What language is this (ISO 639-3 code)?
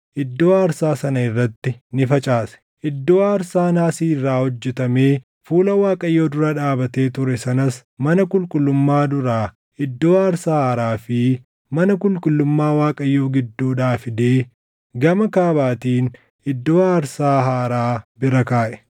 orm